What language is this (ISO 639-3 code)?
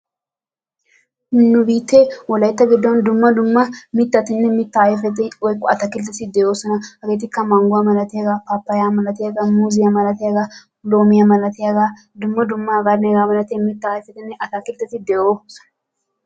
wal